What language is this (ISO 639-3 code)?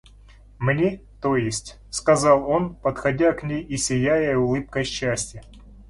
rus